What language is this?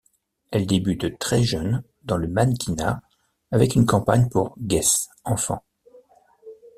French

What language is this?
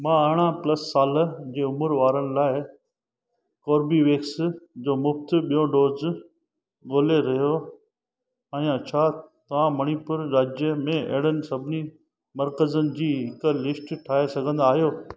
Sindhi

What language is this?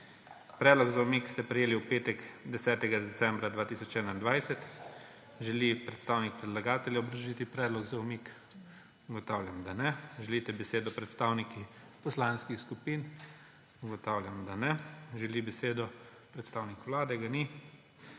Slovenian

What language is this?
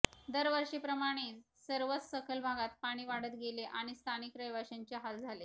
Marathi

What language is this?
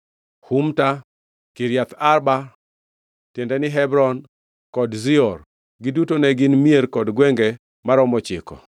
Luo (Kenya and Tanzania)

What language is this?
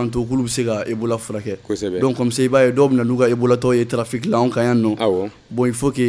French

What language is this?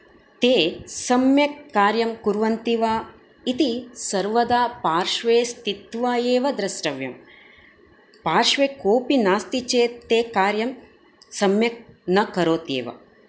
Sanskrit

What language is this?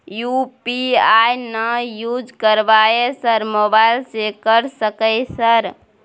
Maithili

